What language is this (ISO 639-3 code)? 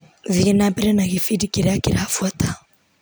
kik